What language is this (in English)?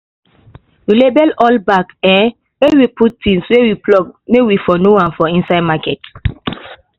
Nigerian Pidgin